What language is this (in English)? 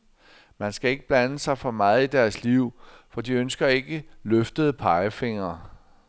Danish